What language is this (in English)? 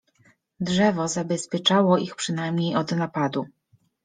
Polish